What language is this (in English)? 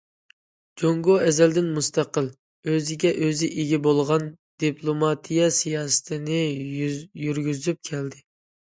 Uyghur